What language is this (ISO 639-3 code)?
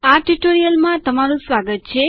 guj